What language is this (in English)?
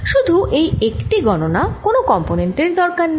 Bangla